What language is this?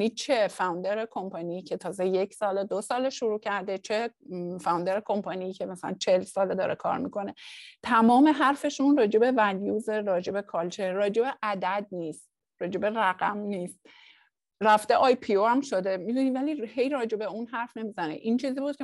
Persian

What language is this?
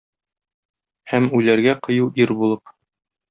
Tatar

